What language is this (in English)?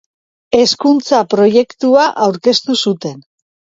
Basque